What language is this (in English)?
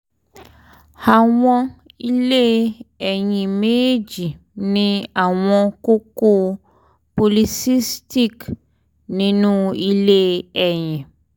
Yoruba